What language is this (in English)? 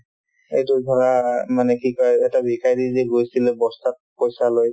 Assamese